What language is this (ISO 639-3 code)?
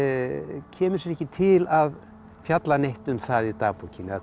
isl